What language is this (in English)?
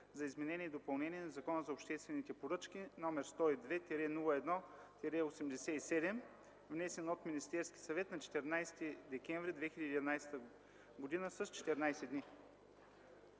Bulgarian